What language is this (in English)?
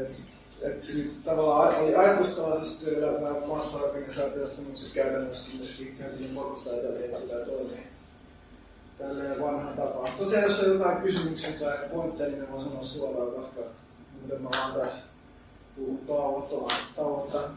Finnish